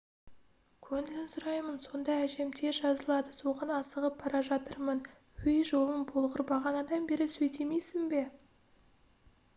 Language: Kazakh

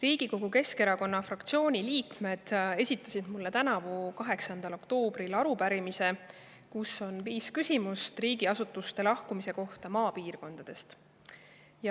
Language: Estonian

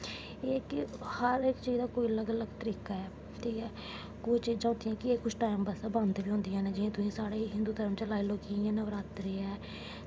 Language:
Dogri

